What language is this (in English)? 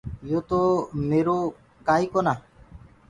Gurgula